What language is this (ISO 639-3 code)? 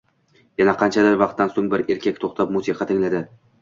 uzb